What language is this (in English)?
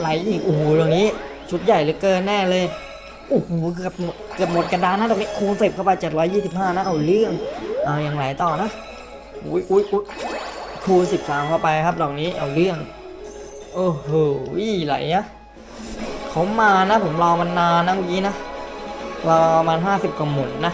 Thai